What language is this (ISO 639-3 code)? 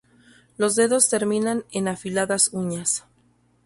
spa